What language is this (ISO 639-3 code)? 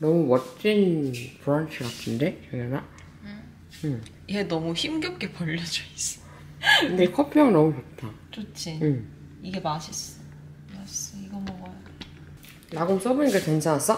kor